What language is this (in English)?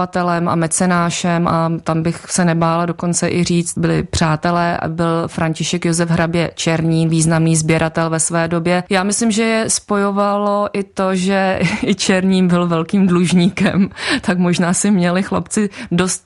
Czech